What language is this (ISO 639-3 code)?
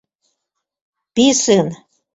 chm